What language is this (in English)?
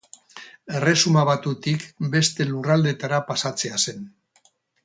Basque